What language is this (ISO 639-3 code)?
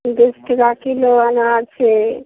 mai